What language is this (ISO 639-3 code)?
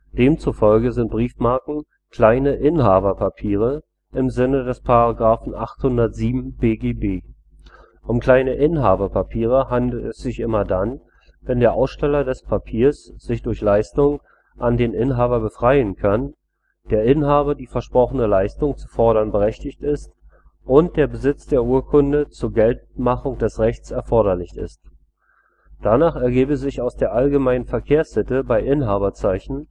deu